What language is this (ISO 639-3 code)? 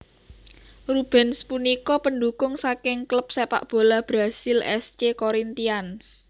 jav